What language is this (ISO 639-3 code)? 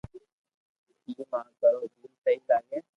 lrk